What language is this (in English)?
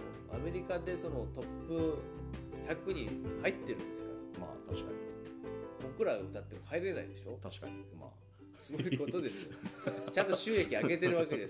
Japanese